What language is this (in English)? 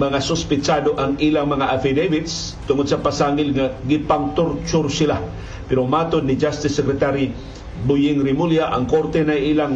Filipino